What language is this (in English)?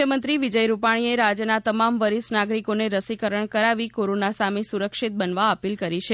Gujarati